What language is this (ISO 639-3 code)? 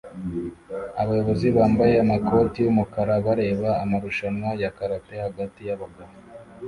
kin